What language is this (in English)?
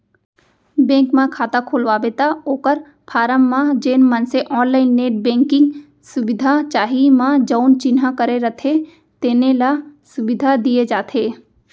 Chhattisgarhi